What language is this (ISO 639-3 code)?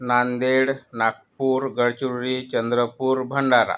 mar